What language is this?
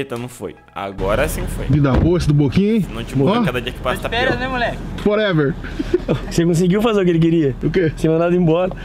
Portuguese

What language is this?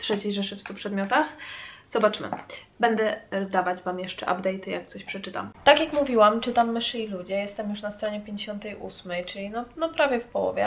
Polish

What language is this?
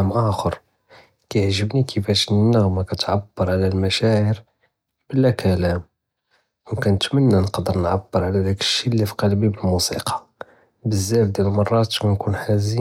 Judeo-Arabic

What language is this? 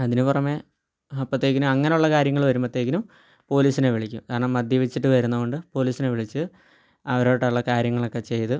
Malayalam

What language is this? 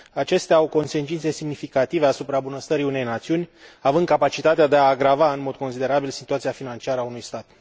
Romanian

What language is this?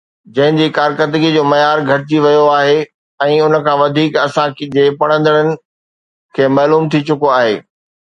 Sindhi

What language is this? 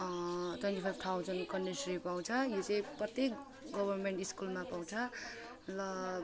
Nepali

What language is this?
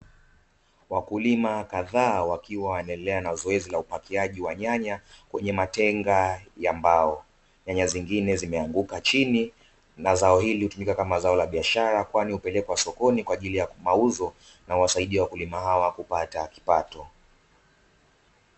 Swahili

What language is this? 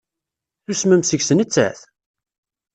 Kabyle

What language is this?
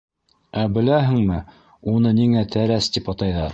Bashkir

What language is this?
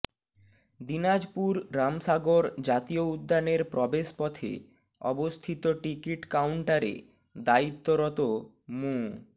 Bangla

